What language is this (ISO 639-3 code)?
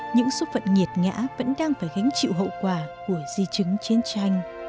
vie